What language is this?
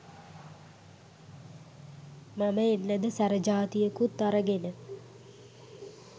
Sinhala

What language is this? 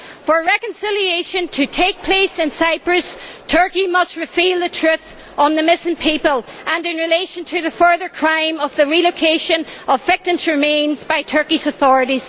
English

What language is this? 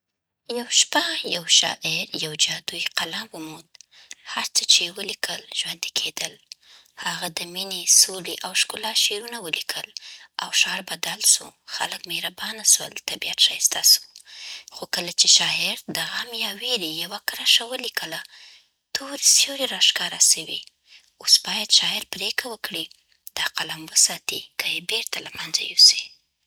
Southern Pashto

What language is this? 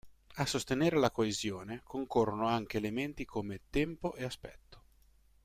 Italian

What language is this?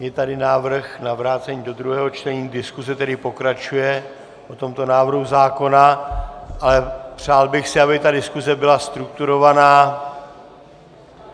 Czech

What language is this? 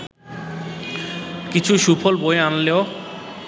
Bangla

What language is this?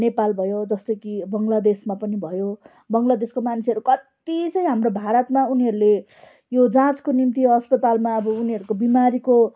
Nepali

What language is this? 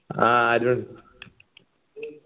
Malayalam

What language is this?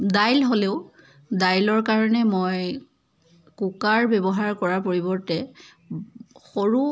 Assamese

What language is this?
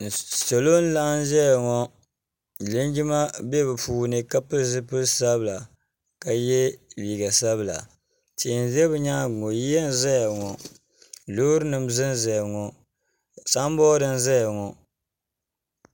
Dagbani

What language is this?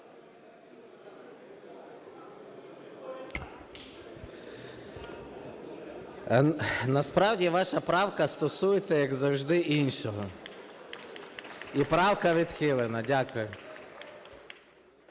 Ukrainian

